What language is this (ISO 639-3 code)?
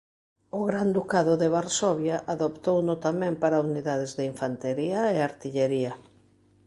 glg